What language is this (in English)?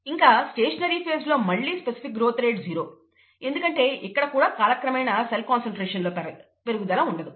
Telugu